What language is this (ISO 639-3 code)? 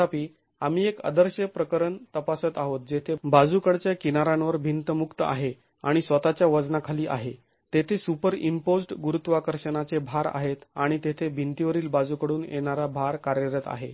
mar